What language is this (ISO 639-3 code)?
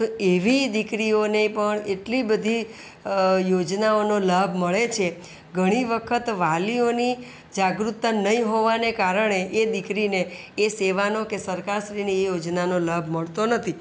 guj